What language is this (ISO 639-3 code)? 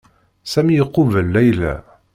kab